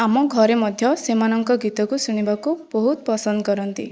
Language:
Odia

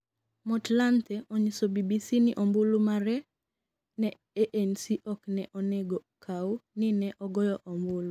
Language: Luo (Kenya and Tanzania)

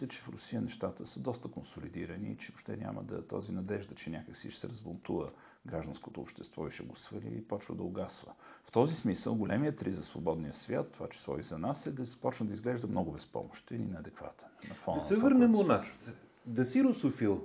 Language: Bulgarian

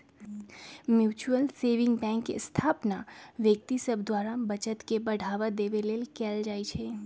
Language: Magahi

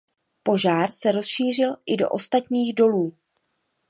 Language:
Czech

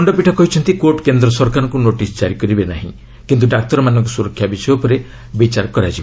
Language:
Odia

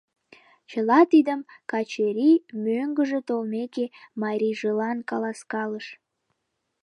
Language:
Mari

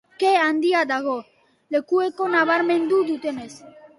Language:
Basque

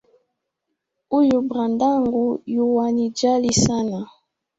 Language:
Swahili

